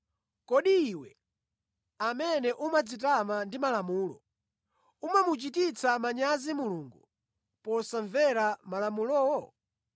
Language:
Nyanja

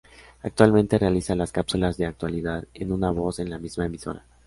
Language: Spanish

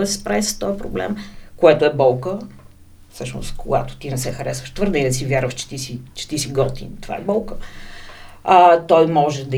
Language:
Bulgarian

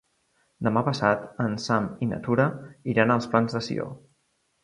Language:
Catalan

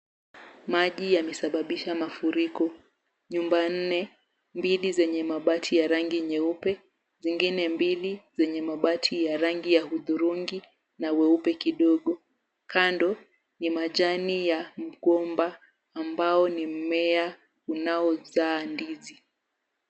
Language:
Swahili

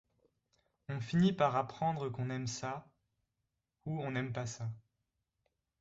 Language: French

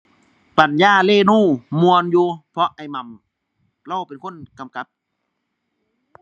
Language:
Thai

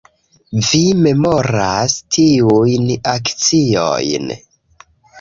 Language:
Esperanto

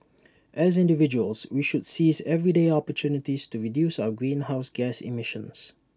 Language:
English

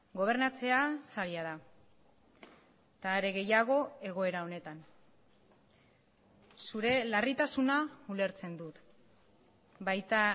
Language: Basque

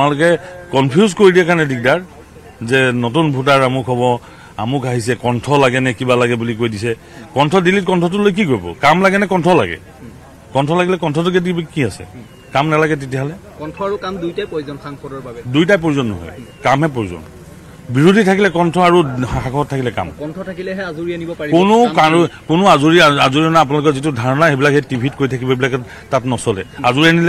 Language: Bangla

